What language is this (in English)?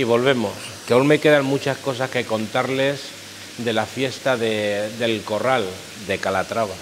Spanish